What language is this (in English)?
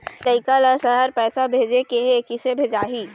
Chhattisgarhi